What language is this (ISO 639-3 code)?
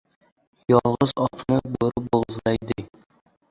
uzb